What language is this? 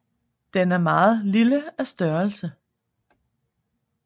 Danish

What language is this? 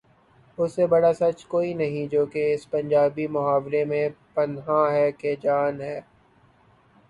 Urdu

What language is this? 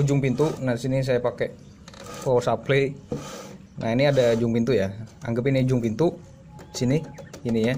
Indonesian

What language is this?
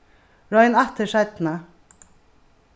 Faroese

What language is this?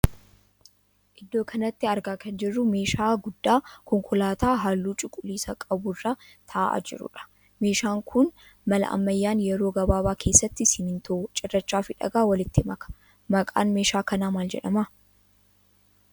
Oromo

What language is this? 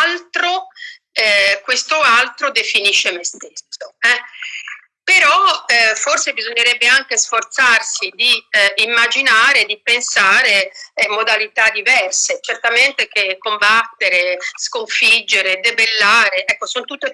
Italian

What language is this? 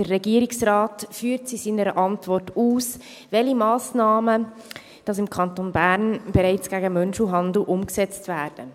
Swiss German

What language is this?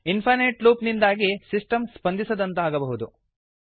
Kannada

